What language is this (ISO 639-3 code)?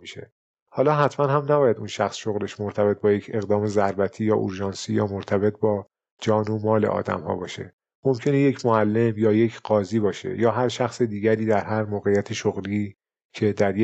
fas